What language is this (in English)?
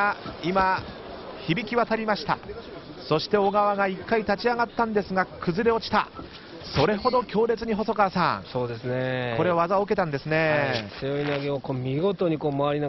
Japanese